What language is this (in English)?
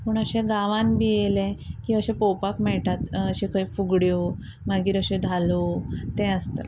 Konkani